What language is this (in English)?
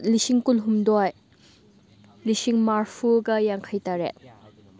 Manipuri